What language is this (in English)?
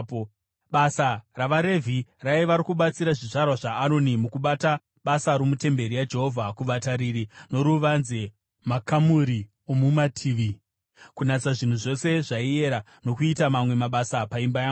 Shona